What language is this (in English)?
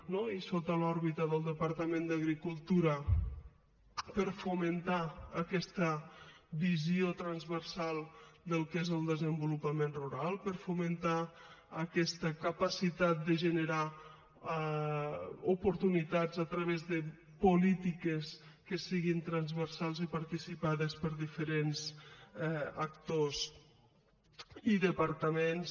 Catalan